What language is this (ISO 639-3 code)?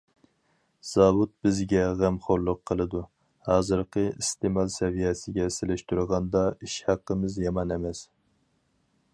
uig